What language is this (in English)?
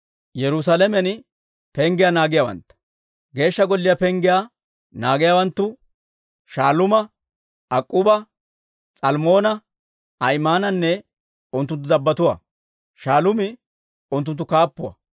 Dawro